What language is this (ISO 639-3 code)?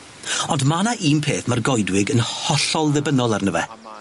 cym